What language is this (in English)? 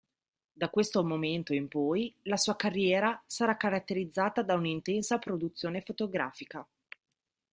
Italian